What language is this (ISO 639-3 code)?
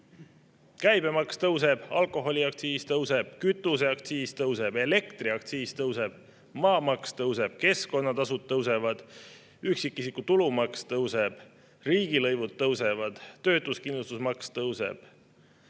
est